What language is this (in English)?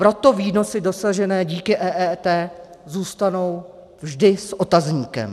Czech